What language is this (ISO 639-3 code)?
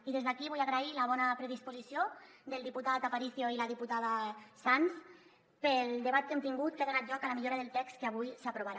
cat